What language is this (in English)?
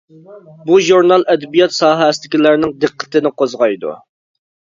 Uyghur